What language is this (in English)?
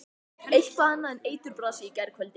Icelandic